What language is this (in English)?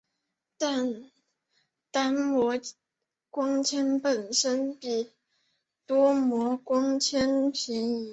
Chinese